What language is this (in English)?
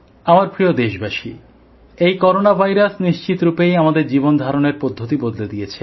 Bangla